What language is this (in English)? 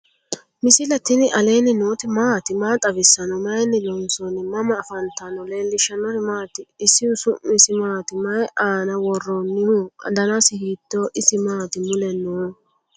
Sidamo